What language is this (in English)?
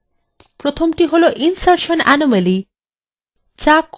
Bangla